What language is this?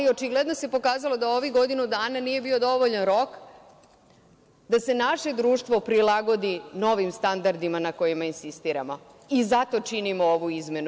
Serbian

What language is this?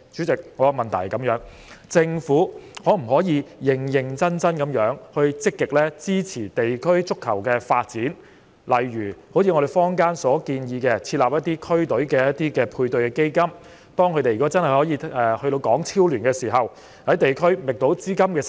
Cantonese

